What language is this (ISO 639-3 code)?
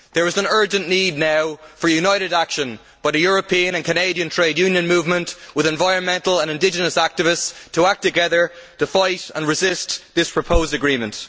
eng